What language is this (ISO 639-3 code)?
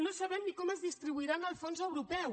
cat